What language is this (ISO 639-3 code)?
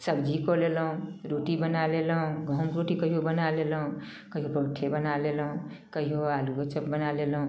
mai